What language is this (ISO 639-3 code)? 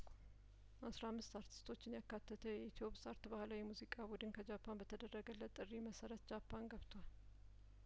amh